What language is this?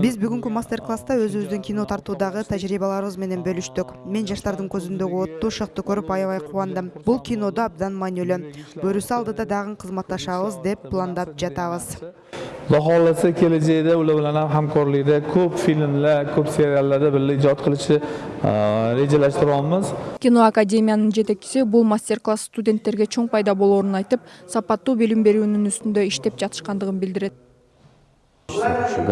Turkish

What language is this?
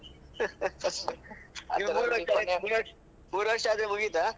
Kannada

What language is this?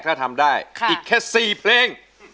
Thai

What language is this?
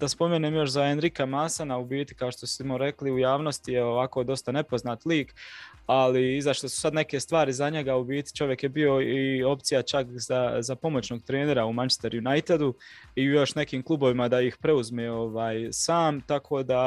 Croatian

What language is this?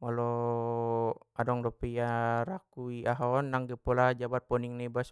Batak Mandailing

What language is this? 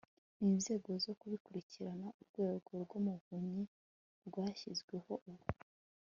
Kinyarwanda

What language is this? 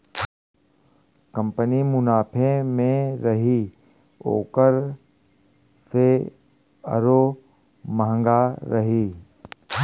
Bhojpuri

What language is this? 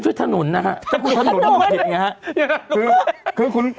Thai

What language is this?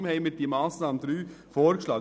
Swiss German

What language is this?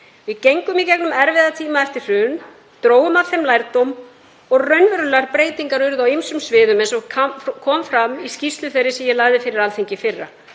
Icelandic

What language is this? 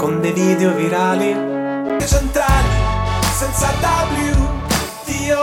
Italian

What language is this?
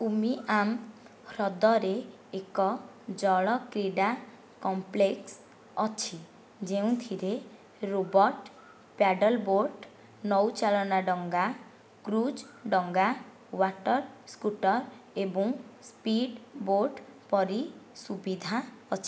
Odia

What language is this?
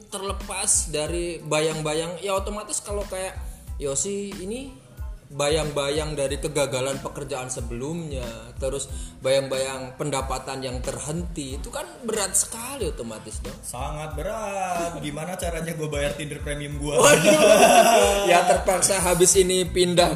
Indonesian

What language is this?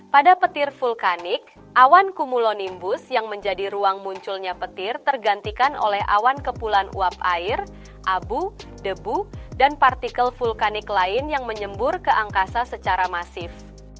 Indonesian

